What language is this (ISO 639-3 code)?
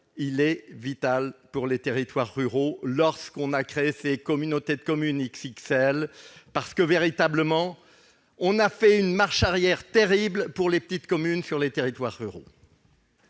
fra